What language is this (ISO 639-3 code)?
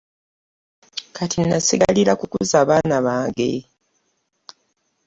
lug